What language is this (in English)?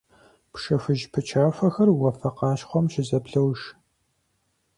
Kabardian